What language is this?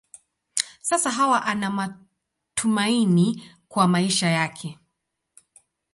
Swahili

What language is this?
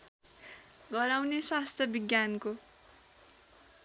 Nepali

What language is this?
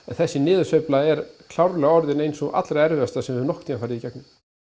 Icelandic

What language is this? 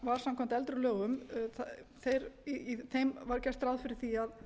Icelandic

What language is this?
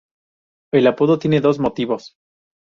Spanish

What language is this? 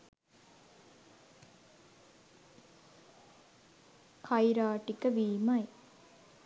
Sinhala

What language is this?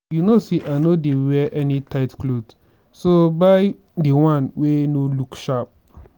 Nigerian Pidgin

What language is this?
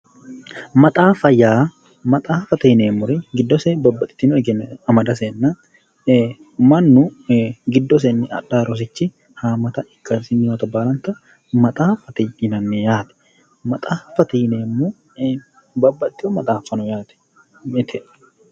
Sidamo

